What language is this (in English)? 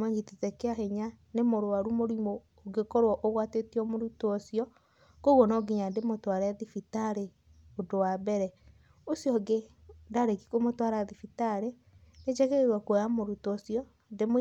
Kikuyu